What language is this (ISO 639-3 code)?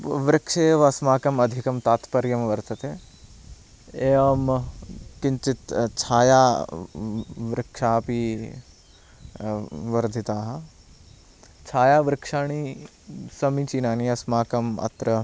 san